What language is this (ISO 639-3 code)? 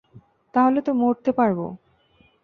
ben